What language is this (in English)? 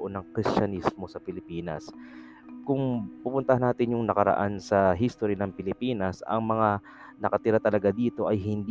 Filipino